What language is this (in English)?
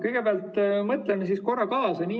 Estonian